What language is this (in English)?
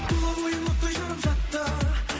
Kazakh